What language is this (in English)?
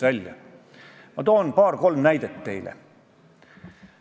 Estonian